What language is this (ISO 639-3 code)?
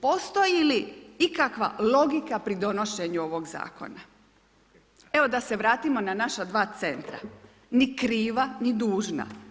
hrv